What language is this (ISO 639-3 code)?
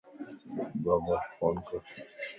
lss